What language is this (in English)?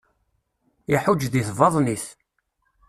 Kabyle